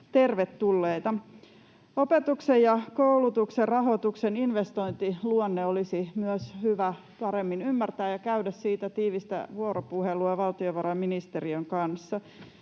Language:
Finnish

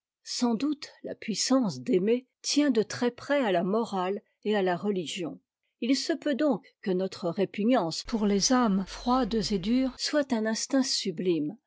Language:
French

